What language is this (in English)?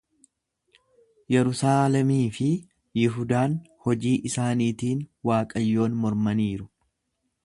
Oromo